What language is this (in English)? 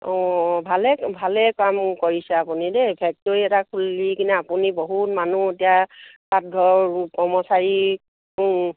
Assamese